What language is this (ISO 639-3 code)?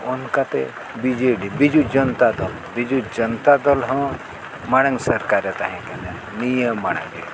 sat